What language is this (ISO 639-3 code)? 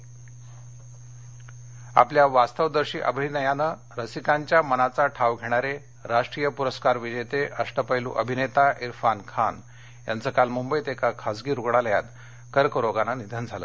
mar